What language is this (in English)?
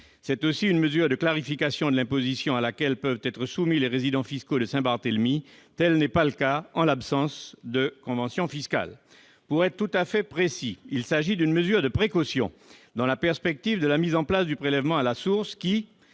French